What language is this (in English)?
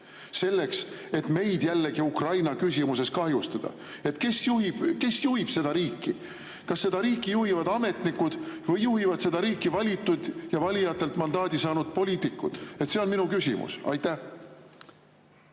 Estonian